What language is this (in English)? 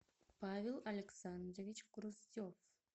Russian